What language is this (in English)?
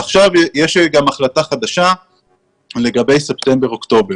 Hebrew